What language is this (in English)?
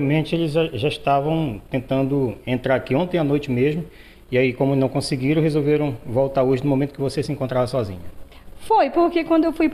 Portuguese